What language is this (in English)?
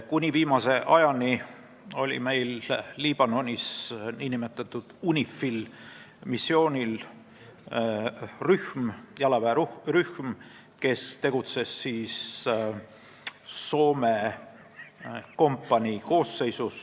Estonian